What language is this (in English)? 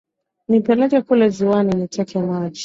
Swahili